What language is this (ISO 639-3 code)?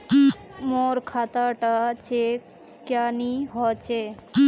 mag